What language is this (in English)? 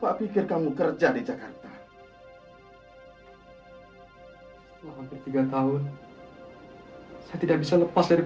Indonesian